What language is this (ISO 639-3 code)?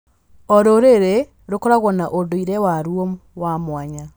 kik